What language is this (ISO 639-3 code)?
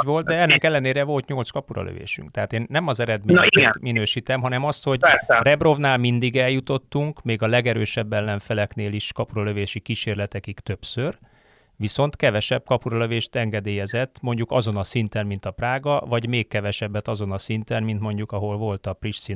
hun